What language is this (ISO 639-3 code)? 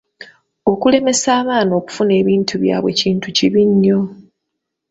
lug